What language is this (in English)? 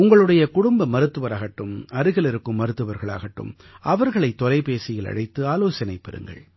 Tamil